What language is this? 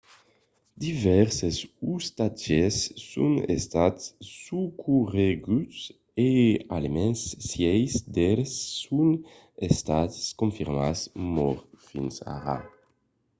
Occitan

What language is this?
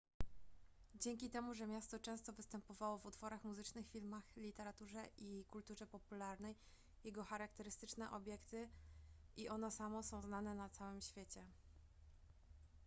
Polish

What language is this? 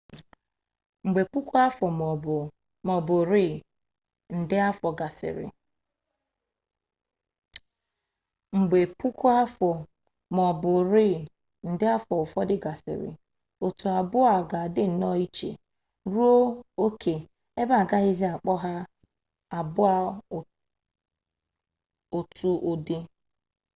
Igbo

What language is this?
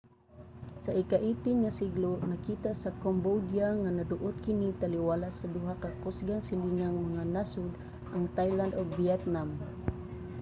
Cebuano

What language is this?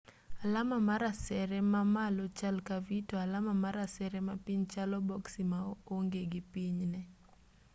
Luo (Kenya and Tanzania)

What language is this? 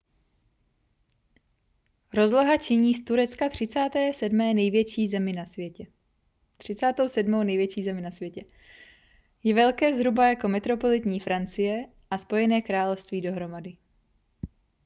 Czech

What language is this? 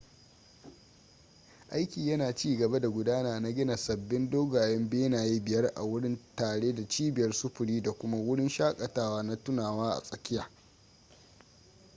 Hausa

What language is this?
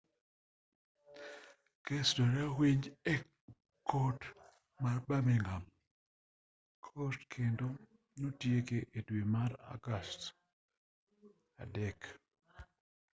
Luo (Kenya and Tanzania)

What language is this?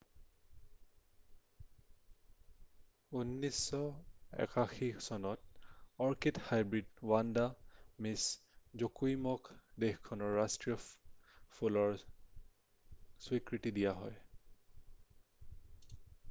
Assamese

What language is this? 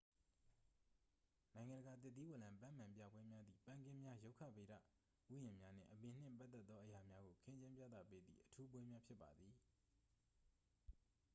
Burmese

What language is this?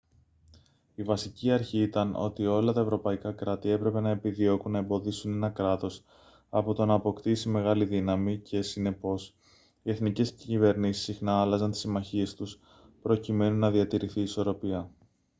Greek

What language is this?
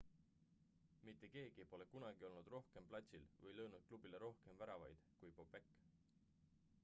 Estonian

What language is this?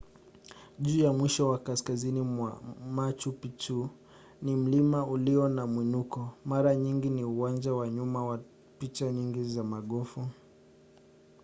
Swahili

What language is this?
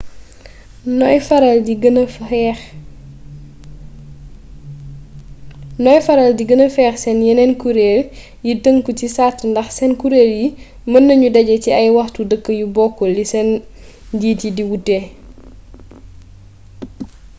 Wolof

